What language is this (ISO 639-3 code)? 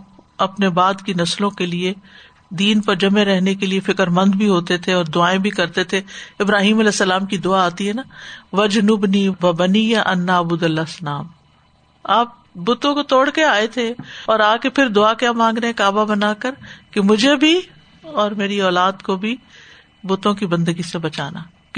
urd